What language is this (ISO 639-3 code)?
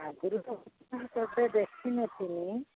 ori